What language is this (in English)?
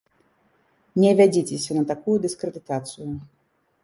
Belarusian